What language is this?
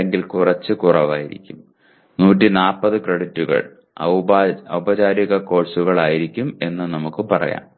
Malayalam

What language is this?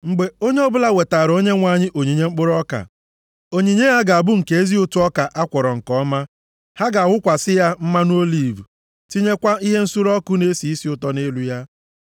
Igbo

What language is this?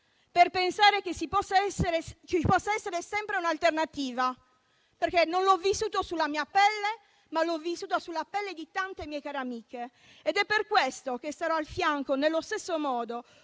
Italian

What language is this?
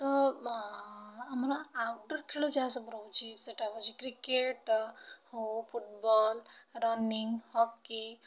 Odia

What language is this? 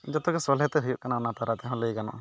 Santali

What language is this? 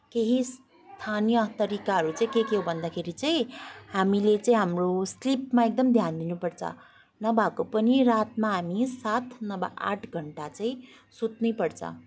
Nepali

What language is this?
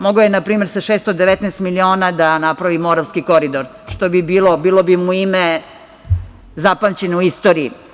Serbian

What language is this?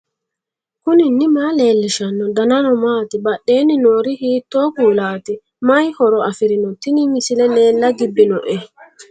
Sidamo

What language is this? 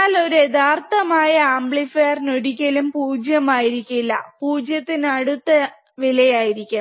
Malayalam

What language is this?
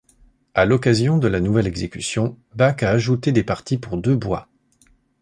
French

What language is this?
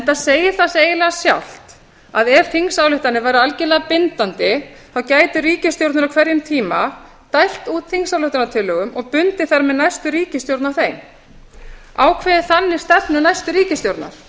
Icelandic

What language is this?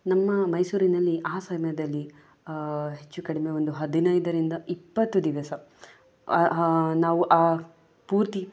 Kannada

